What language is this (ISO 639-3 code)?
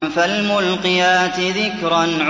ara